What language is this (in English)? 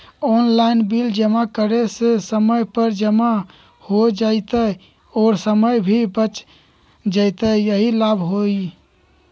Magahi